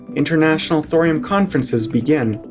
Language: English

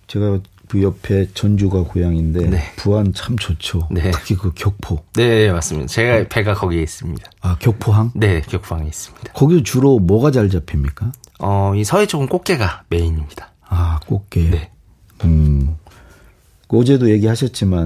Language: Korean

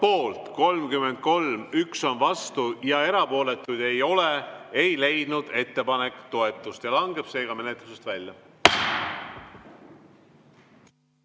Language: Estonian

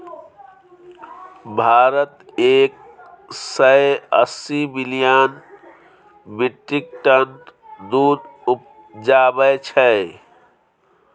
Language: Maithili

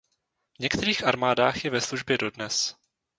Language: Czech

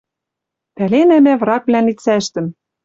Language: Western Mari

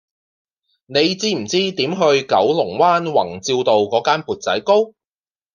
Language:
Cantonese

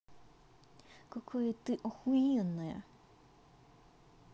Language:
Russian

